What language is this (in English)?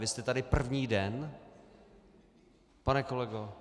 Czech